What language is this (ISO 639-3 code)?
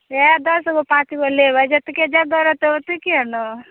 mai